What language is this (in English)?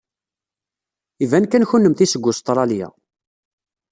Kabyle